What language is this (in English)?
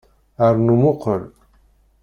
Kabyle